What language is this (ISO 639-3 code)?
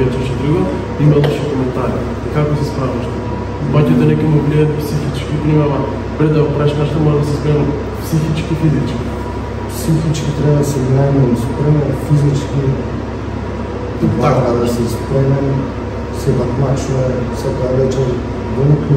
ron